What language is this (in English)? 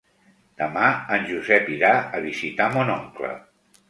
Catalan